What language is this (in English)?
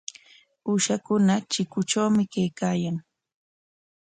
Corongo Ancash Quechua